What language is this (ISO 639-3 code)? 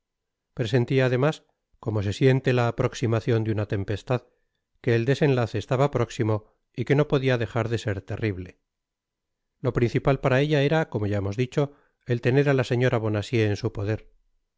spa